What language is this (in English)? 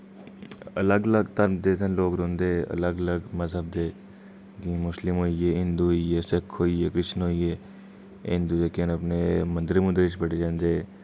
Dogri